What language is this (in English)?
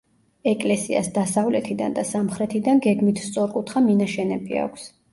Georgian